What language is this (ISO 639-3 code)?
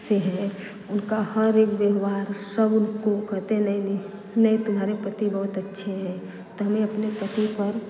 hin